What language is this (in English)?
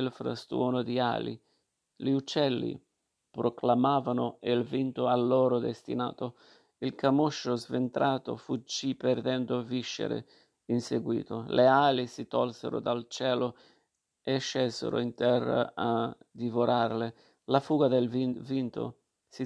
Italian